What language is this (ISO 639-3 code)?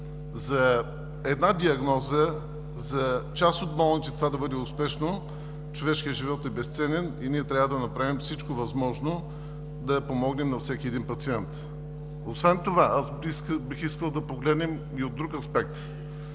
bul